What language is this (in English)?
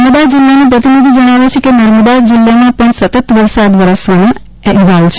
Gujarati